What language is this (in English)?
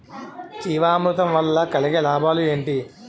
Telugu